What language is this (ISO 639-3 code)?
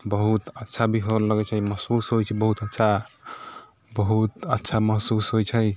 mai